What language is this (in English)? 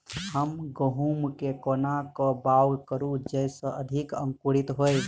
Maithili